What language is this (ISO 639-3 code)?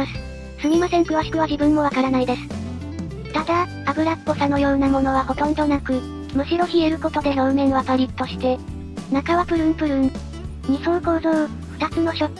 jpn